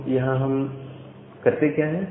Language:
Hindi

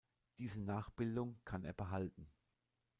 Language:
German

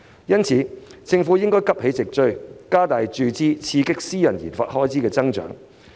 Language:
Cantonese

